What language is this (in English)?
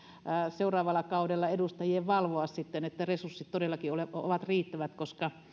Finnish